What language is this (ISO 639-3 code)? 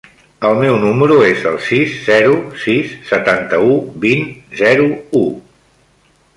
cat